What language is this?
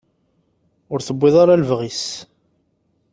Kabyle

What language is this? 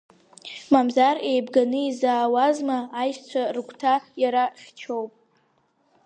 Abkhazian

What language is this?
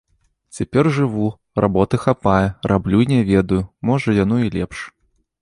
Belarusian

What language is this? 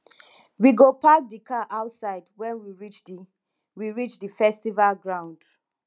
Nigerian Pidgin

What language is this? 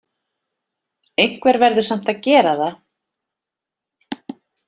Icelandic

